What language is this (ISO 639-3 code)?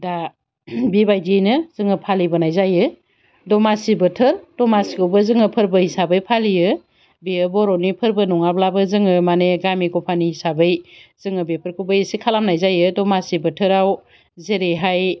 brx